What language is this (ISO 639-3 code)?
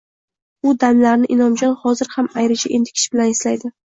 uzb